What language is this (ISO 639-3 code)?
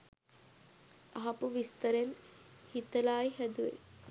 sin